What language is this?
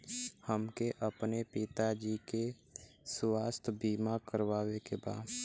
Bhojpuri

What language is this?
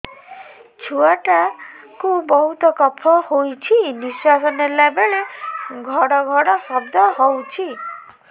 Odia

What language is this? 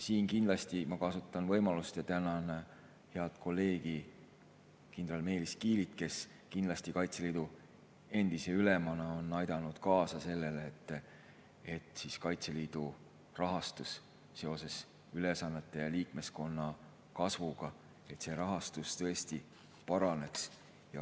Estonian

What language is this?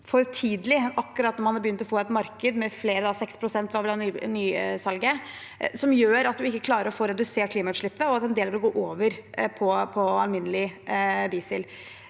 Norwegian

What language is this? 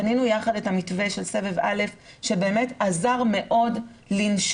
Hebrew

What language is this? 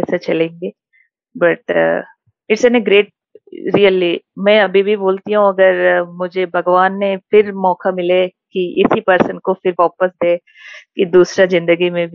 Hindi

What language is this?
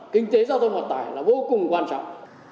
Vietnamese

